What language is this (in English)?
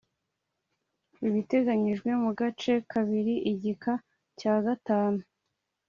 Kinyarwanda